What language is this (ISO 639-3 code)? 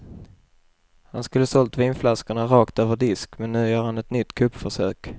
swe